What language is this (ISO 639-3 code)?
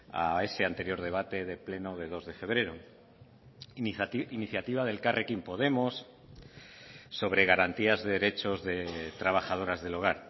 spa